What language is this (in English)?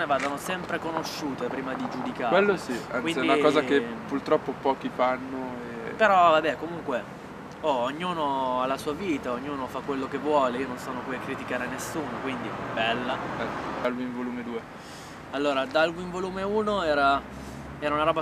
Italian